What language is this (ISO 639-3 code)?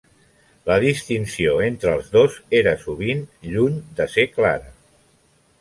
cat